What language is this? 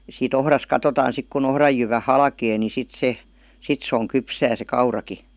Finnish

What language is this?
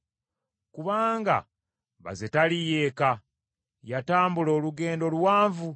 Ganda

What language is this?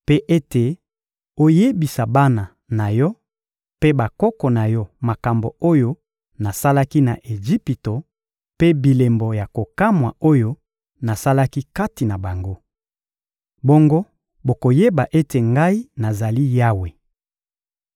Lingala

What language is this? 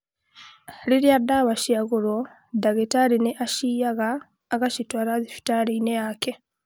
Kikuyu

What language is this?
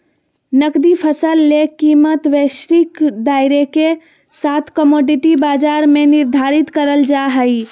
Magahi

